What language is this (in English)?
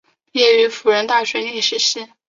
Chinese